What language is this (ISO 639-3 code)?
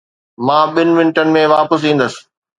snd